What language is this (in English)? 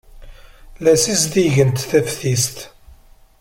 Kabyle